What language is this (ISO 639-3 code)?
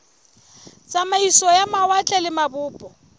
sot